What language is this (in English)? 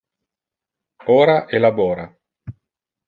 Interlingua